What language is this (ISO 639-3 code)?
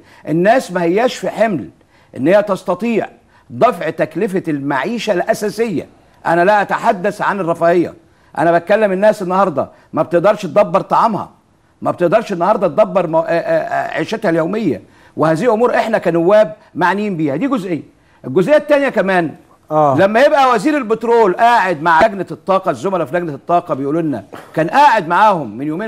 ara